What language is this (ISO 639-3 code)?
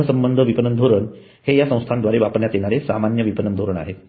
mar